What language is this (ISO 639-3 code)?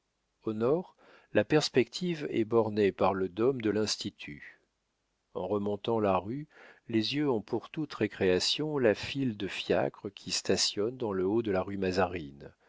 fra